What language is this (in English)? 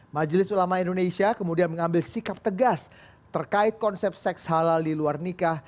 Indonesian